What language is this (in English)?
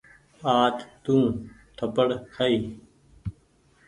Goaria